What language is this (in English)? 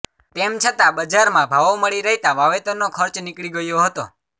Gujarati